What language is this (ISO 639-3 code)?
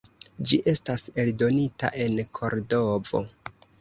epo